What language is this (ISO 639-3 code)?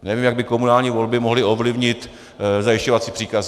ces